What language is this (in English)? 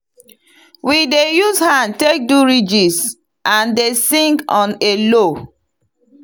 Nigerian Pidgin